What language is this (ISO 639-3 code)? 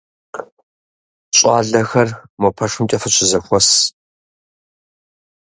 kbd